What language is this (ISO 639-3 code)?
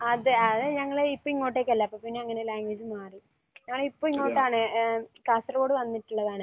mal